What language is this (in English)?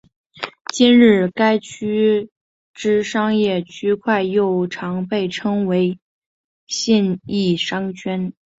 Chinese